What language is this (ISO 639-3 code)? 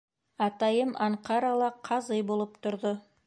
bak